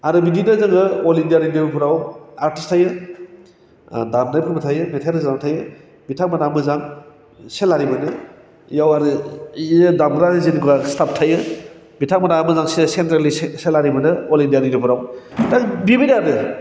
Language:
Bodo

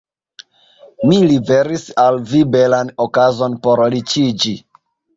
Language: Esperanto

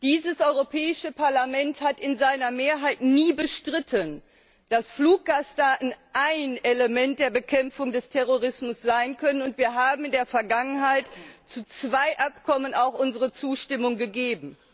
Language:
German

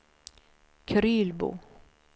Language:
Swedish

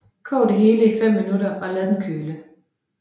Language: Danish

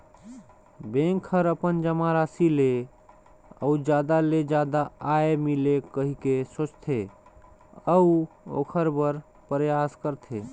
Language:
Chhattisgarhi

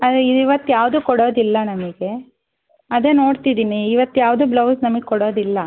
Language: Kannada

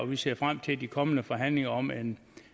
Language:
Danish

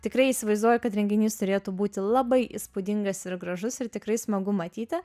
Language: Lithuanian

